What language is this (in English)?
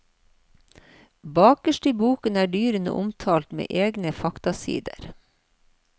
Norwegian